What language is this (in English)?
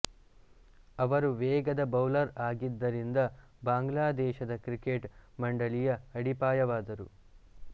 Kannada